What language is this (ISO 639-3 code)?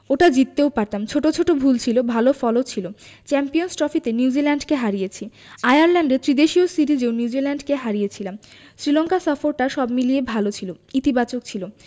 ben